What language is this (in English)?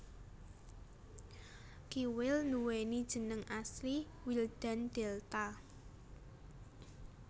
Javanese